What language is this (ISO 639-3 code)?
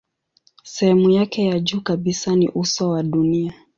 swa